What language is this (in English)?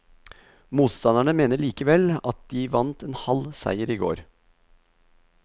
Norwegian